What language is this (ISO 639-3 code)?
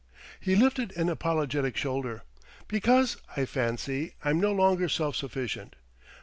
eng